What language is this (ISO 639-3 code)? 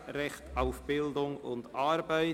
gsw